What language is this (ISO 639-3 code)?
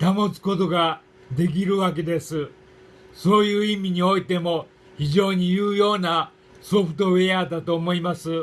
jpn